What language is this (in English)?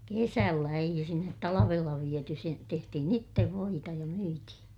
Finnish